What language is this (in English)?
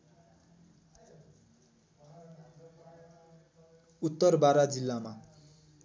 Nepali